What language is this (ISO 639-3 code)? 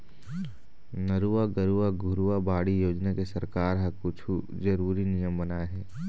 hne